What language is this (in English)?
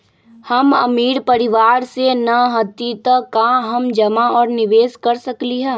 Magahi